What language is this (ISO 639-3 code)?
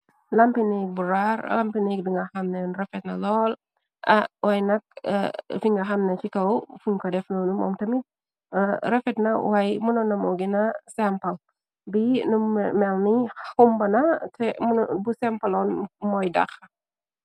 wol